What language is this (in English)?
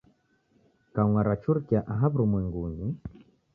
Taita